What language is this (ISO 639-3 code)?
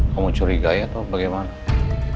ind